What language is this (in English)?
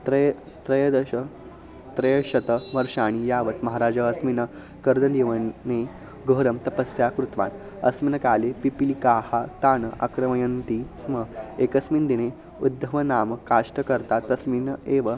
Sanskrit